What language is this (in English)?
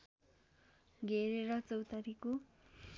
Nepali